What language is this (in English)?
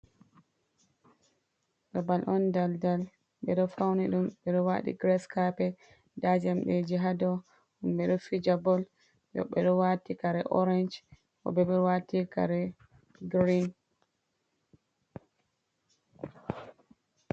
Fula